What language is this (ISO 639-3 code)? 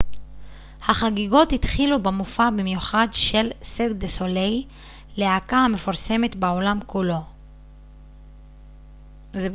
heb